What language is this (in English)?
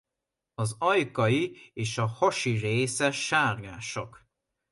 Hungarian